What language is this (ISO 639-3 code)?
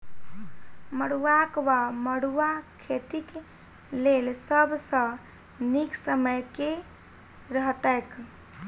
mai